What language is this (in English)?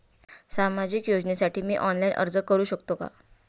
Marathi